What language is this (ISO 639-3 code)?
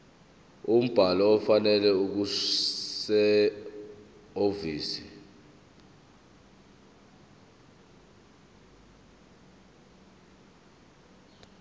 zul